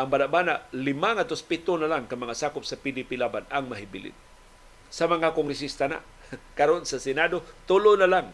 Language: Filipino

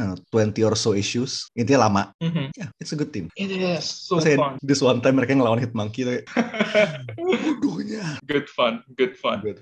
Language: Indonesian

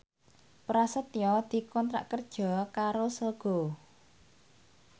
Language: Javanese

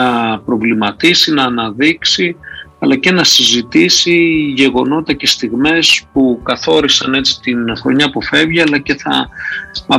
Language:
Greek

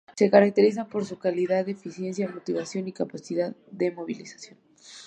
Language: Spanish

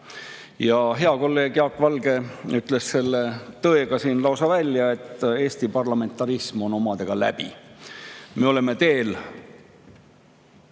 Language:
Estonian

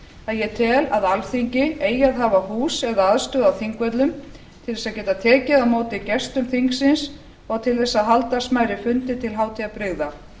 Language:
Icelandic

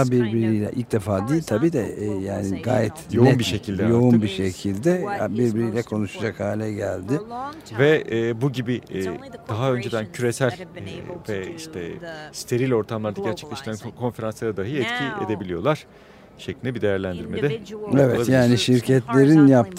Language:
Turkish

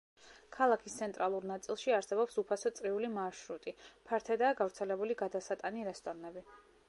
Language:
Georgian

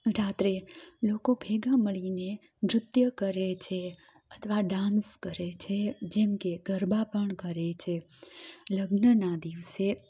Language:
Gujarati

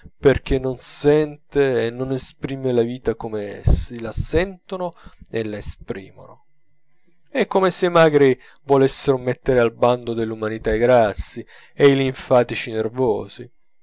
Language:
Italian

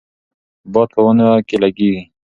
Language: Pashto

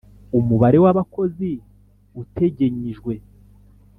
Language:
Kinyarwanda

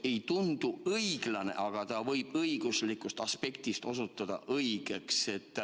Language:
Estonian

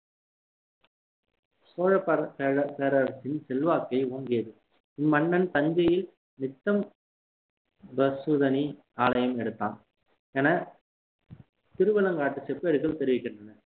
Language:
Tamil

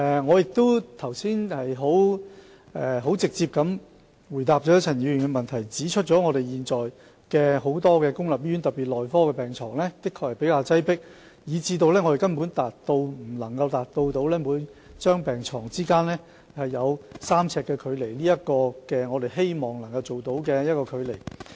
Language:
Cantonese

